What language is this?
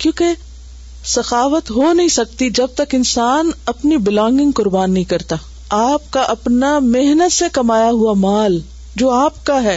Urdu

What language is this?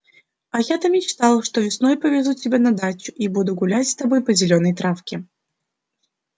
Russian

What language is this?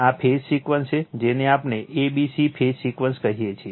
Gujarati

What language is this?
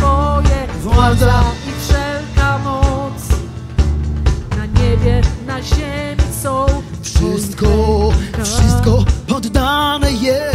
Polish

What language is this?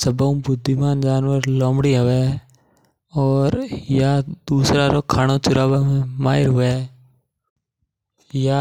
Mewari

